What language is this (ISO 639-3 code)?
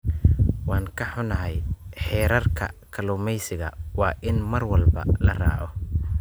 som